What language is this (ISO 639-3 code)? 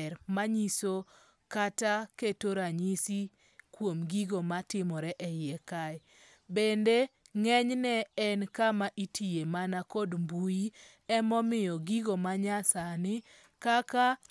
luo